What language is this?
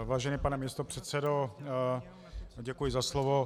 Czech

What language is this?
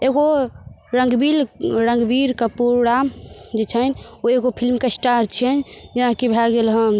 Maithili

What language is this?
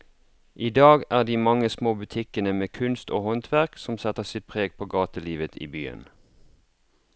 Norwegian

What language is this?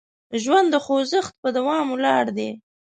Pashto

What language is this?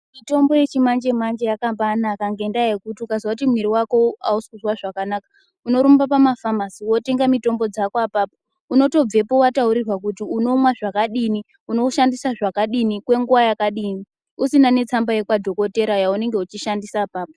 Ndau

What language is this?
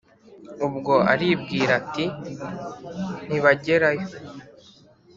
Kinyarwanda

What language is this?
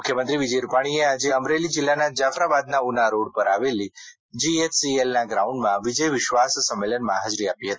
Gujarati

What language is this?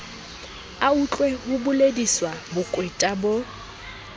Southern Sotho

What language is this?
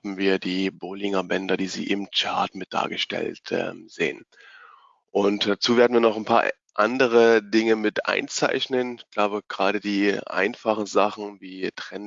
German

